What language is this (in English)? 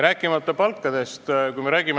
Estonian